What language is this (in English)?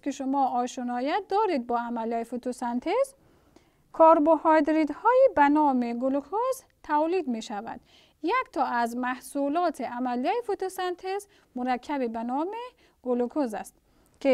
Persian